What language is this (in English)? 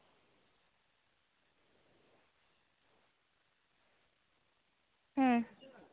Santali